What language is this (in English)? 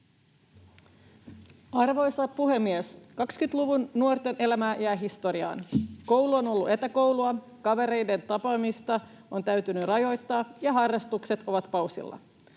Finnish